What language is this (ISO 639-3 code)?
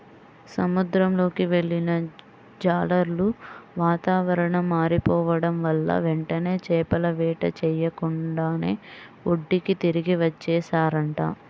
tel